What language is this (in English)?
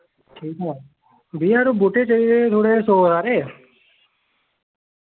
Dogri